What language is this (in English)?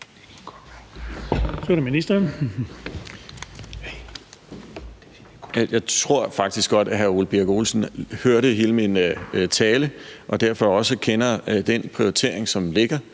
Danish